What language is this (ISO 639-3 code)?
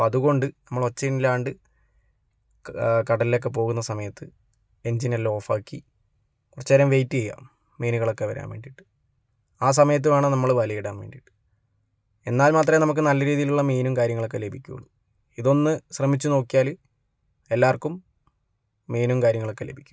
mal